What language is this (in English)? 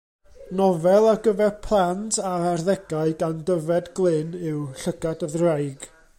Welsh